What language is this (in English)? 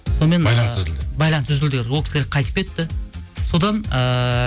Kazakh